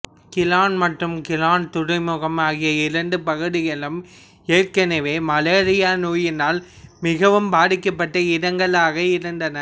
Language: Tamil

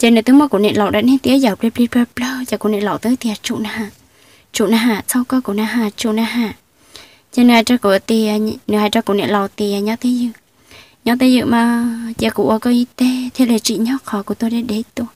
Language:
Vietnamese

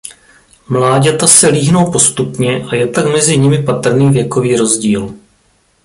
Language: Czech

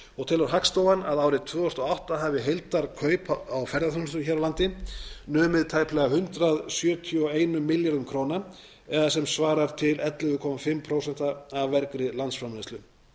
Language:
Icelandic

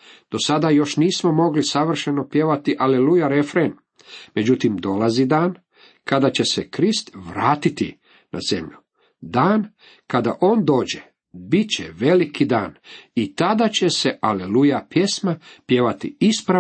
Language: Croatian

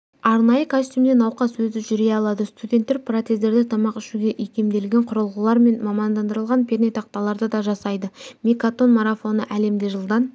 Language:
Kazakh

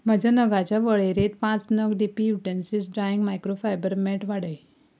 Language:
Konkani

